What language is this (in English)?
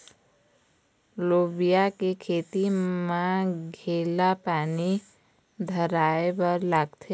Chhattisgarhi